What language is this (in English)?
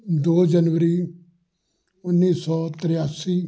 Punjabi